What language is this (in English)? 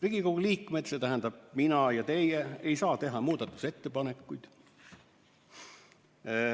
Estonian